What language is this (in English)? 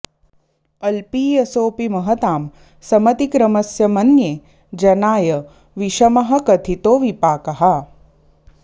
Sanskrit